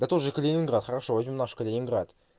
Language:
Russian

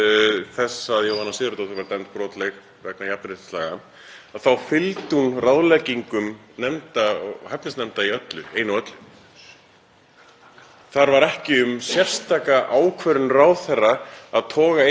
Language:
Icelandic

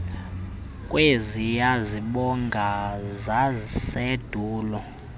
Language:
Xhosa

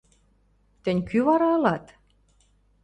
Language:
Western Mari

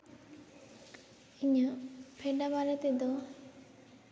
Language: Santali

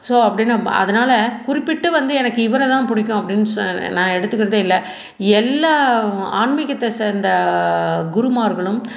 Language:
Tamil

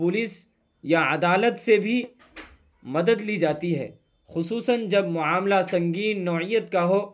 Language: Urdu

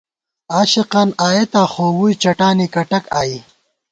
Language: Gawar-Bati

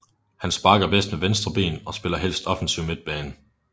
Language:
Danish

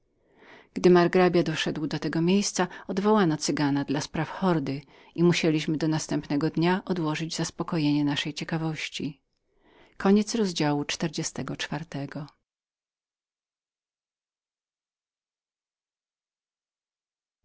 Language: Polish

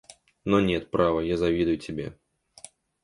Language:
Russian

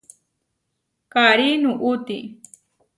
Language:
Huarijio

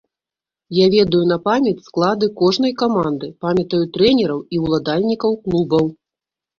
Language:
Belarusian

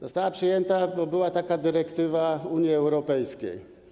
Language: Polish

